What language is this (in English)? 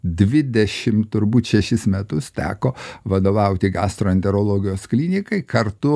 Lithuanian